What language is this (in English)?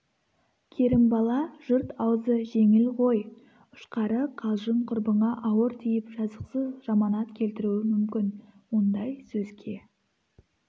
Kazakh